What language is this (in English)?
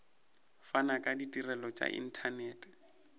Northern Sotho